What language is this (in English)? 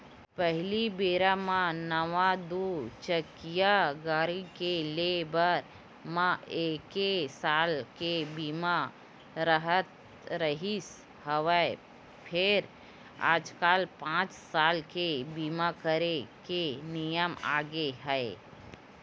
Chhattisgarhi